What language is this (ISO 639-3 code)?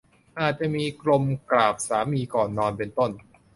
tha